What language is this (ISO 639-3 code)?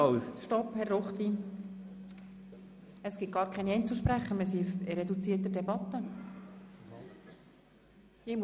gsw